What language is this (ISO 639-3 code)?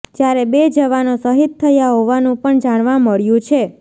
guj